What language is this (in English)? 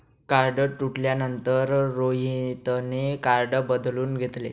Marathi